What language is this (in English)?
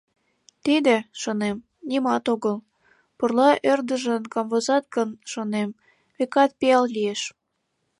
Mari